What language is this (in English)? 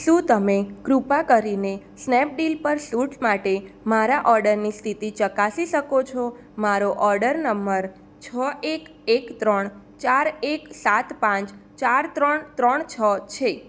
Gujarati